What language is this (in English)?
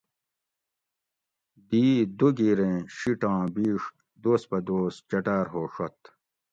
Gawri